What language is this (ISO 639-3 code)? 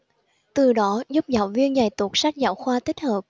vie